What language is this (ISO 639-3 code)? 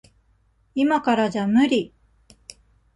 jpn